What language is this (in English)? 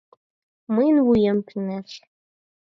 Mari